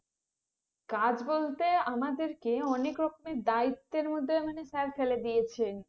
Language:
Bangla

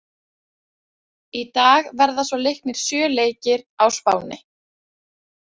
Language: Icelandic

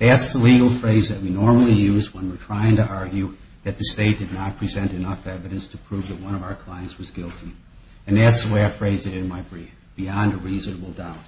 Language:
English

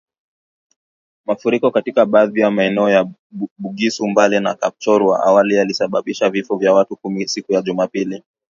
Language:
Swahili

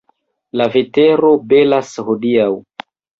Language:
Esperanto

